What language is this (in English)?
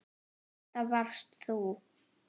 Icelandic